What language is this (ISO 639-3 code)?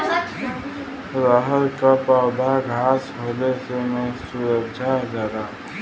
bho